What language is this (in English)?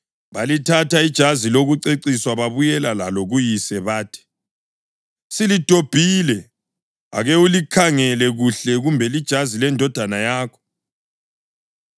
North Ndebele